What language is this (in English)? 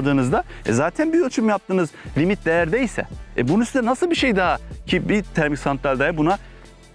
Turkish